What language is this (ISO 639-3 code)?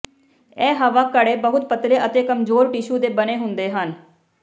pan